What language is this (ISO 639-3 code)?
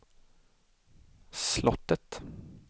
swe